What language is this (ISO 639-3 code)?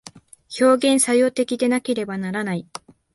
jpn